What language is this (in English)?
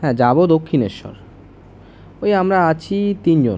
Bangla